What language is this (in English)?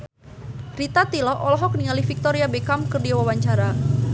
Sundanese